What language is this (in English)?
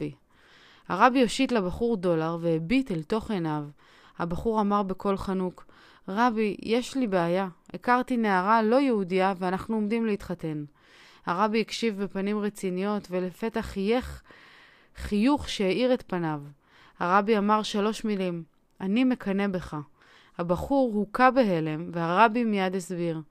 Hebrew